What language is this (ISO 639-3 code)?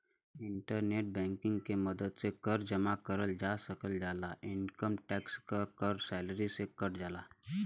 bho